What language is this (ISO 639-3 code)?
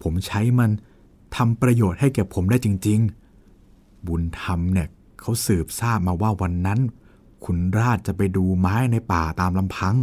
tha